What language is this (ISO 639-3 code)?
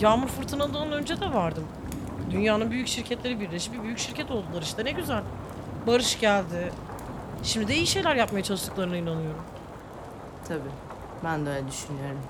tur